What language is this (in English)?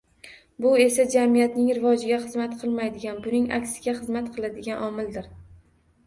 Uzbek